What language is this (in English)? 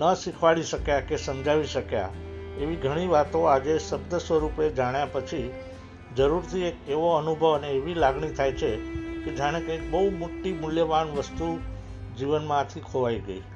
Gujarati